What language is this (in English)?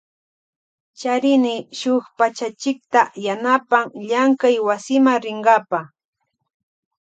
Loja Highland Quichua